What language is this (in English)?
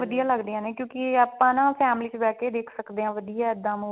Punjabi